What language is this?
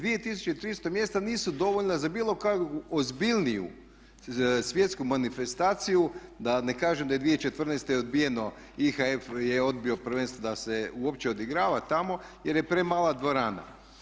Croatian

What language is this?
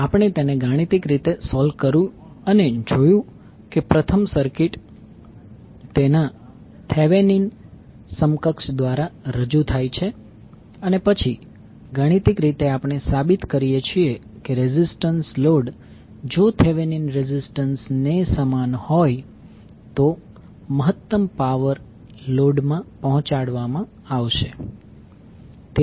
Gujarati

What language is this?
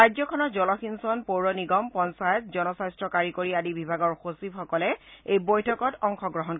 Assamese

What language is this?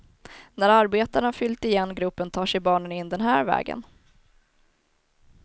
Swedish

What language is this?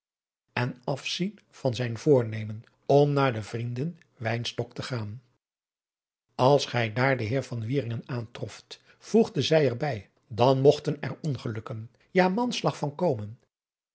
Dutch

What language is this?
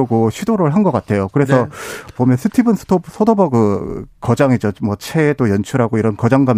Korean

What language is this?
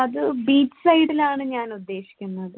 Malayalam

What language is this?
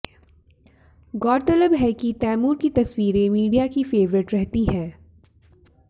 Hindi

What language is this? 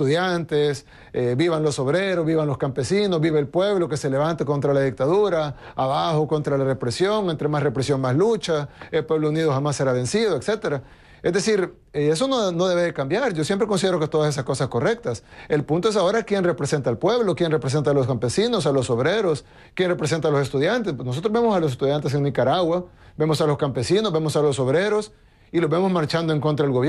Spanish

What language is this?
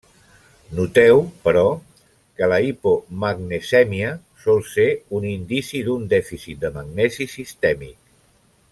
Catalan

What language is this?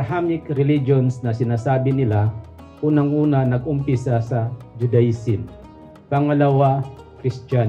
Filipino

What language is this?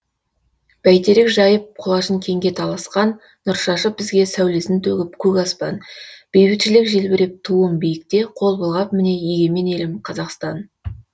Kazakh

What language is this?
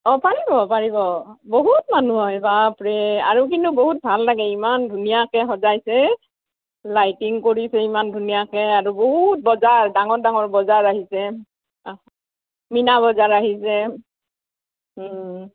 Assamese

